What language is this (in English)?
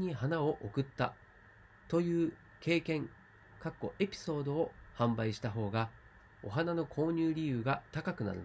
Japanese